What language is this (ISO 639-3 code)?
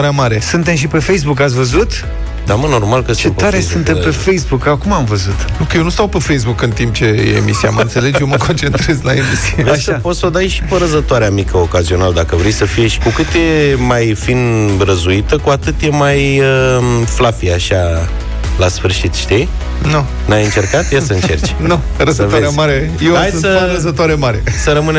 ron